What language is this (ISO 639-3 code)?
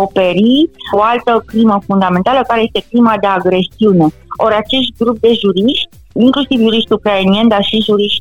ron